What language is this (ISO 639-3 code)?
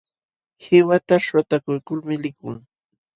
qxw